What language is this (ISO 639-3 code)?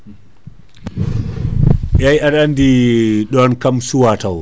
ful